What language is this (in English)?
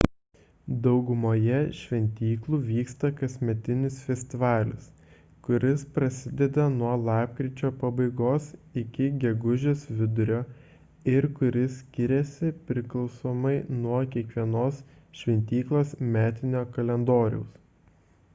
Lithuanian